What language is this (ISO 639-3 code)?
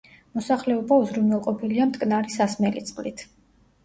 kat